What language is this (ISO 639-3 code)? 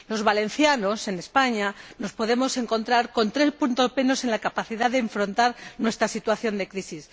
spa